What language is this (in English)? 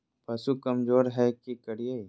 Magahi